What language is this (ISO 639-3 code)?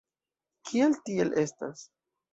epo